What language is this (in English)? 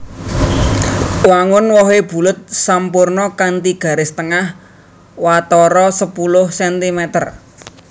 Javanese